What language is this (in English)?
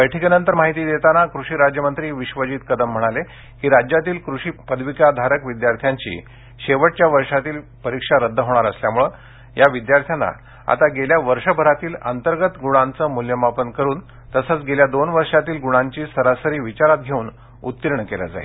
Marathi